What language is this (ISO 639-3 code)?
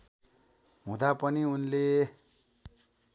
nep